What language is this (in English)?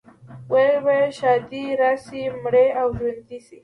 Pashto